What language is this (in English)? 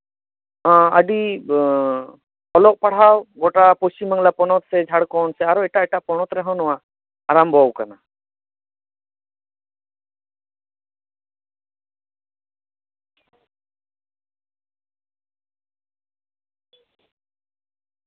Santali